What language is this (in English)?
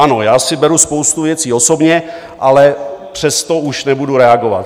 Czech